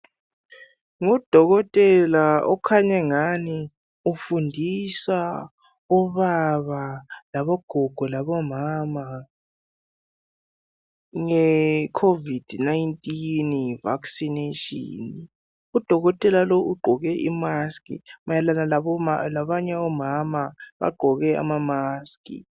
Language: North Ndebele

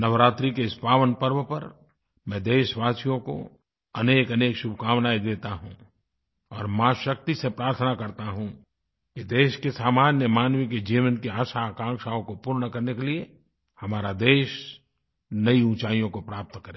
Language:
Hindi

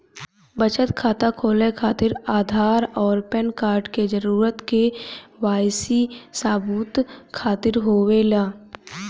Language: Bhojpuri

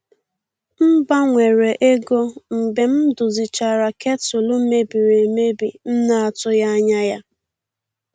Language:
Igbo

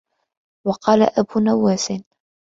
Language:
Arabic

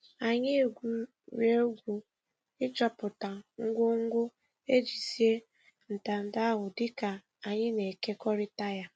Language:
Igbo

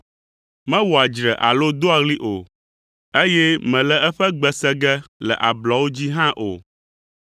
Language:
Ewe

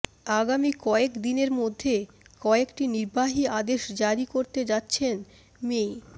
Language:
Bangla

